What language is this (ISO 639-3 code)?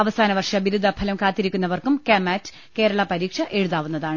mal